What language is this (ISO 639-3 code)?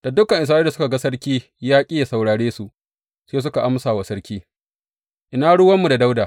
hau